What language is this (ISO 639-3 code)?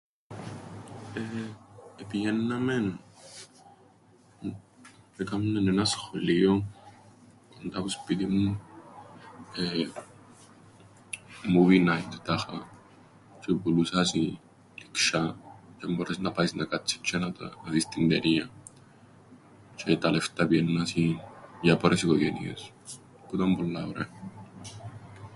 ell